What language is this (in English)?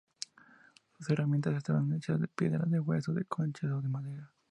Spanish